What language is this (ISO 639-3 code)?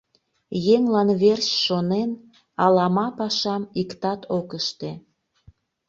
chm